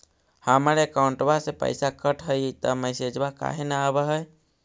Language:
Magahi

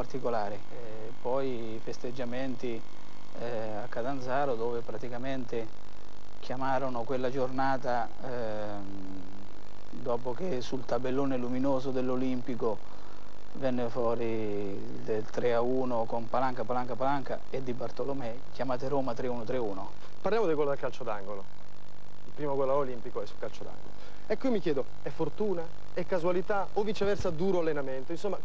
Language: Italian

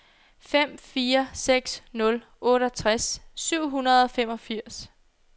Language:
Danish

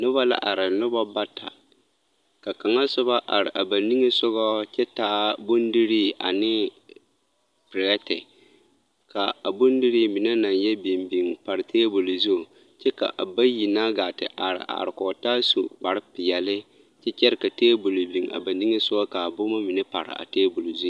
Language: Southern Dagaare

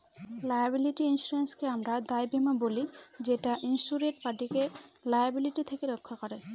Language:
Bangla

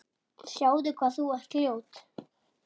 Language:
Icelandic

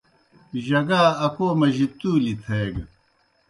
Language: Kohistani Shina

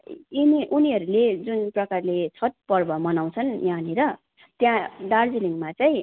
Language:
Nepali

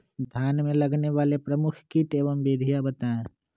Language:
Magahi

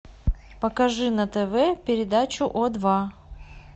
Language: Russian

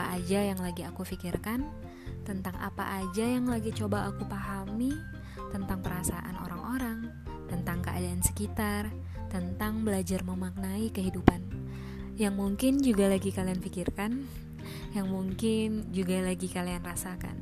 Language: Indonesian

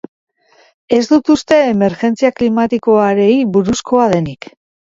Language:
Basque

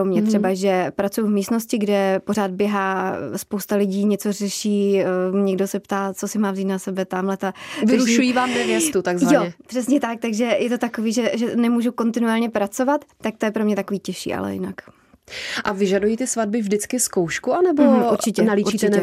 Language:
Czech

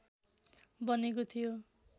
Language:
Nepali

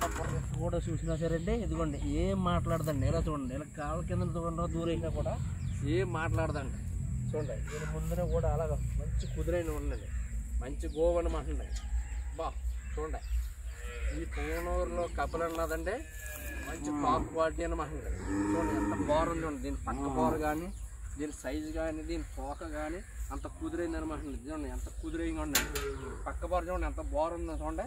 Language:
Telugu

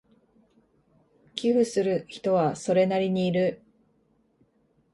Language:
Japanese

